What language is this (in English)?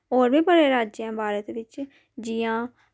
Dogri